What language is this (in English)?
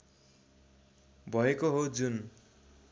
Nepali